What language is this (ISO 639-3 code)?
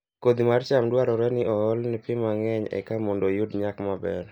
luo